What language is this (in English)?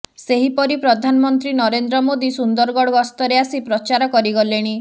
Odia